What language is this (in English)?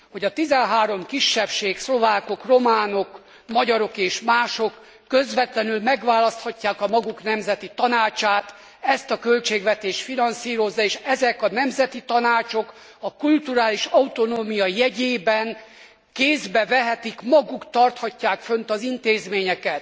Hungarian